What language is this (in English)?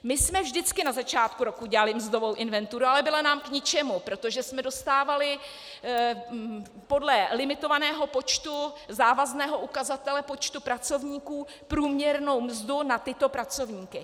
Czech